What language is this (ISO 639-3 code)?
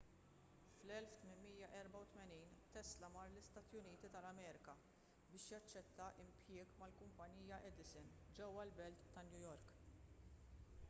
mlt